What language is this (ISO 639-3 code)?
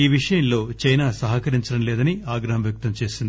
tel